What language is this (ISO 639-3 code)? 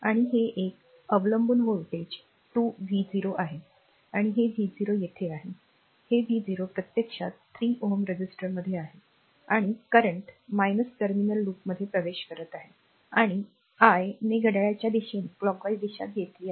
mar